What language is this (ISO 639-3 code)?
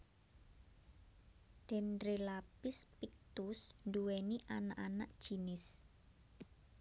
jav